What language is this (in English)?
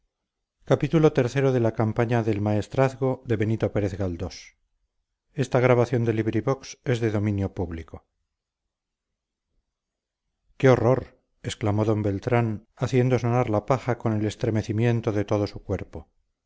Spanish